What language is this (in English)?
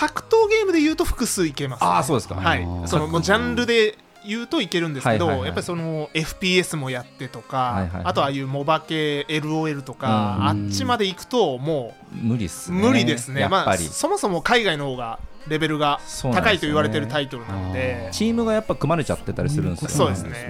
Japanese